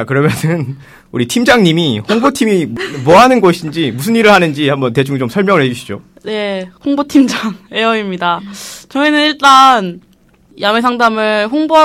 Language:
Korean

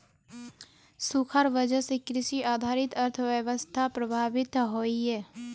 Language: Magahi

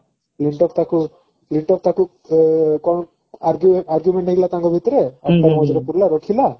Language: Odia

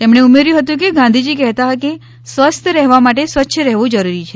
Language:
Gujarati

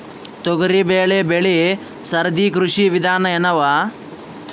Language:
Kannada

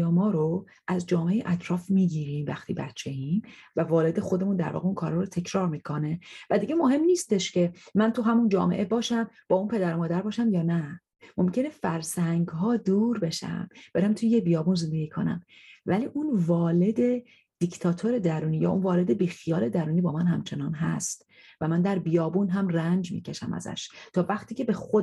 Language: Persian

